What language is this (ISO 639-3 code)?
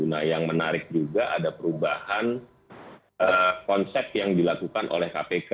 ind